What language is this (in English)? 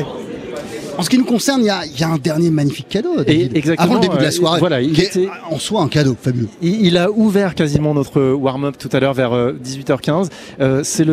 French